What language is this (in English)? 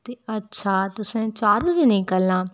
Dogri